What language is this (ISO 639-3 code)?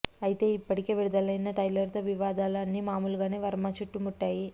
tel